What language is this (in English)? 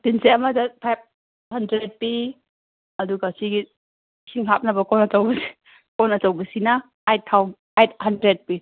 Manipuri